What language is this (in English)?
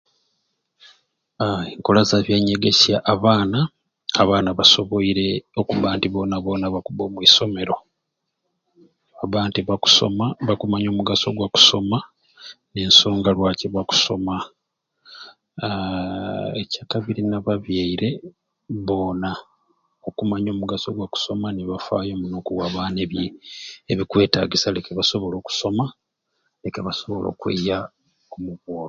Ruuli